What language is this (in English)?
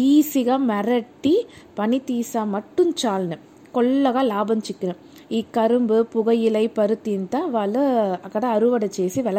Telugu